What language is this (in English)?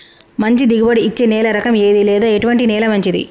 Telugu